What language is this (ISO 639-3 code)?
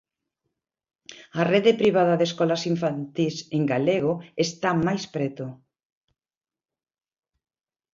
glg